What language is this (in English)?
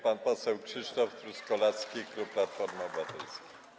Polish